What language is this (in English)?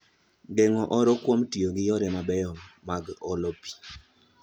Luo (Kenya and Tanzania)